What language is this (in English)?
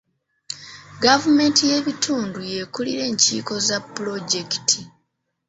Ganda